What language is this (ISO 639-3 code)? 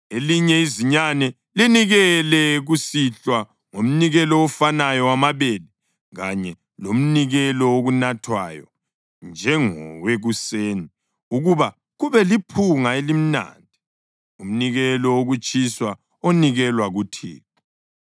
nde